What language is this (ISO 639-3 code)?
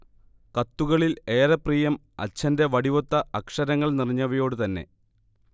mal